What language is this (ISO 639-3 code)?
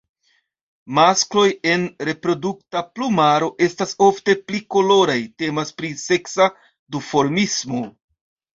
epo